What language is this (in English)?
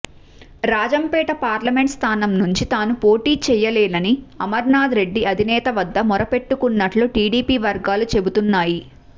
Telugu